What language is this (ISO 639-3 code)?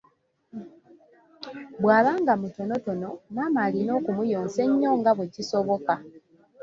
lug